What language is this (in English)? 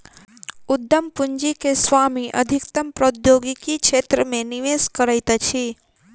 Maithili